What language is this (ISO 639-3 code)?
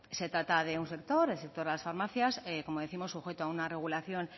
spa